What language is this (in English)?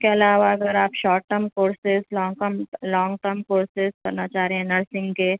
Urdu